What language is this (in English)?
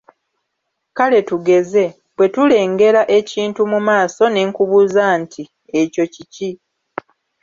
Ganda